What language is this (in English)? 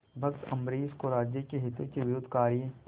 Hindi